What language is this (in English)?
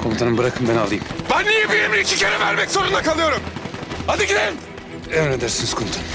Turkish